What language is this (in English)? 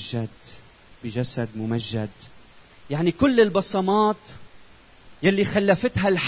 Arabic